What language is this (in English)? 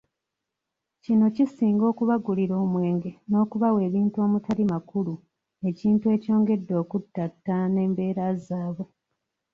Ganda